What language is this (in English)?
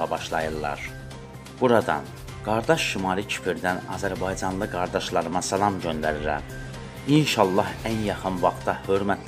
Turkish